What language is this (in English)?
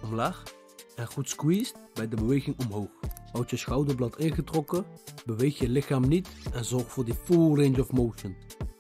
Dutch